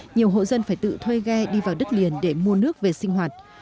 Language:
Vietnamese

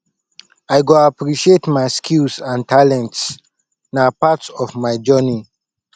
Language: Nigerian Pidgin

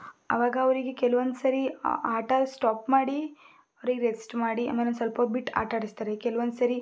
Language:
Kannada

